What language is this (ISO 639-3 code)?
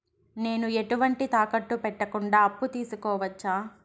tel